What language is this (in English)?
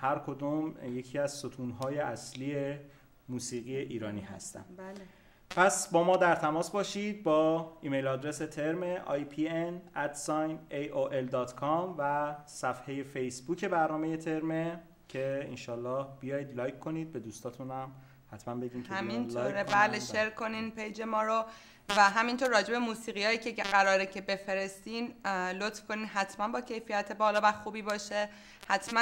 Persian